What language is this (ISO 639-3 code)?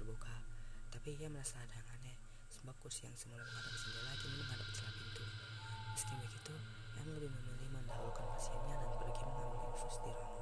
ind